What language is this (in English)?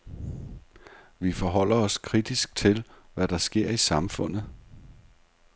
Danish